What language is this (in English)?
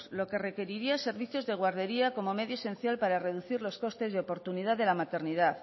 Spanish